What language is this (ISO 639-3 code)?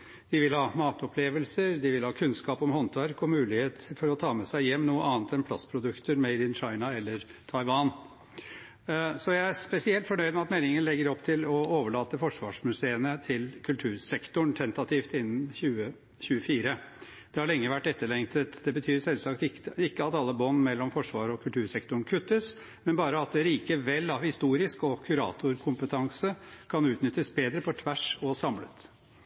nob